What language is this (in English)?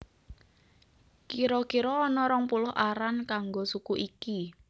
Javanese